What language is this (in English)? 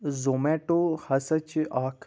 Kashmiri